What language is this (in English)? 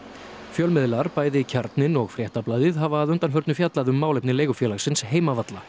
Icelandic